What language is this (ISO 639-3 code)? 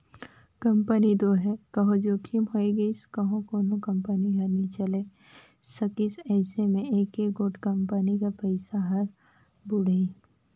hne